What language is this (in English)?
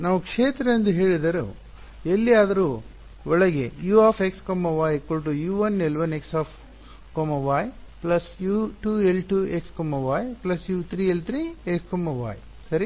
Kannada